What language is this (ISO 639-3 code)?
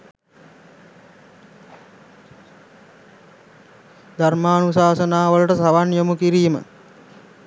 sin